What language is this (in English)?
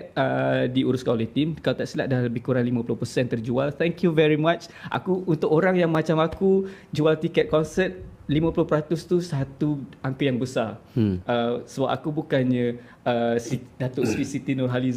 Malay